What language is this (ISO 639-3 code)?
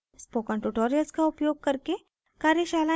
hin